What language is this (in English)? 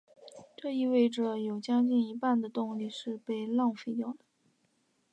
Chinese